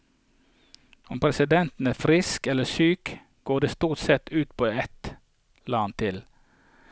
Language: Norwegian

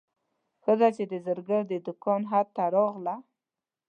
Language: Pashto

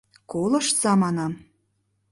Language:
Mari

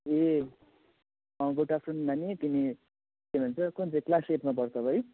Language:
Nepali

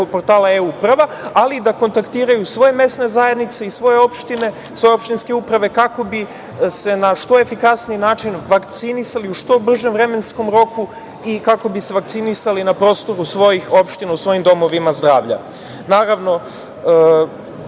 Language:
Serbian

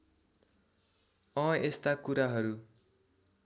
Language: Nepali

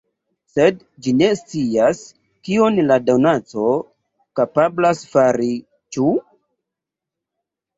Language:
Esperanto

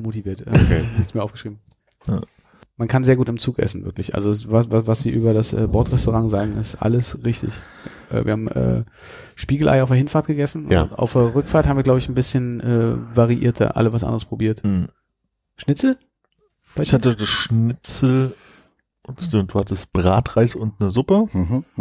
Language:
German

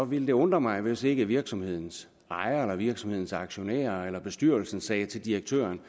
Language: Danish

